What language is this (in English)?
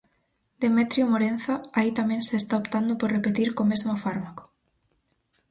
Galician